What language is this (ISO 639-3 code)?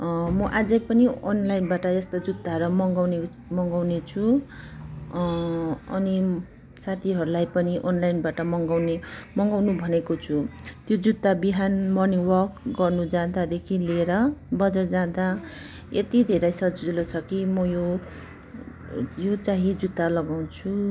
nep